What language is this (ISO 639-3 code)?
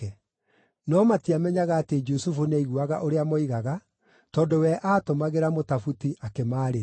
kik